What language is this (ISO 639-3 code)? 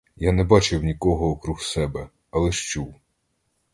ukr